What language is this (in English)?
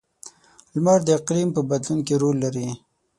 Pashto